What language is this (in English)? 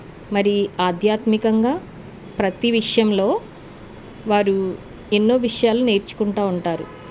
Telugu